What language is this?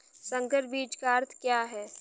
Hindi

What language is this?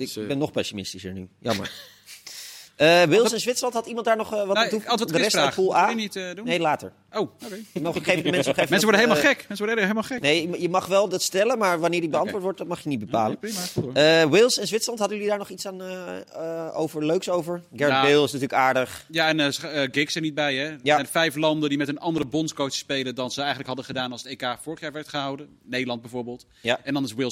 Dutch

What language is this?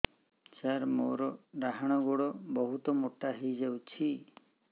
Odia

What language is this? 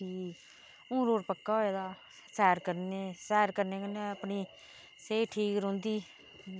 Dogri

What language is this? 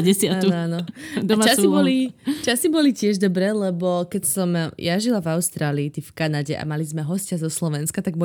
Slovak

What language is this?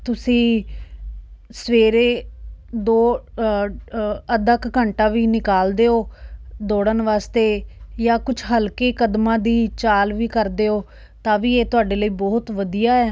Punjabi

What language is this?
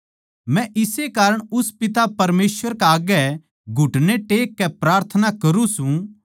Haryanvi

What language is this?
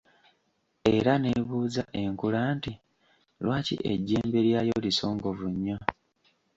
Ganda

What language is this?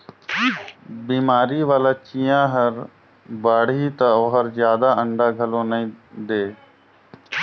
Chhattisgarhi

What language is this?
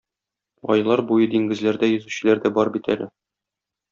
Tatar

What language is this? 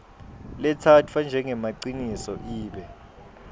Swati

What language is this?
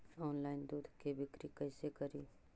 Magahi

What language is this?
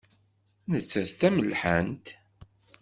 Kabyle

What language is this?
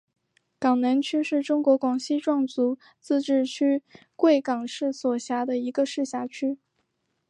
Chinese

